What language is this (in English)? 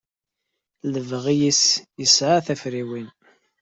Kabyle